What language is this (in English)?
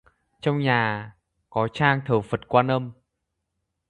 Vietnamese